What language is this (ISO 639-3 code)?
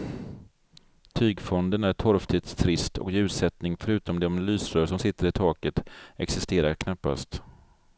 swe